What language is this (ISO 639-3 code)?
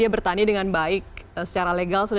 ind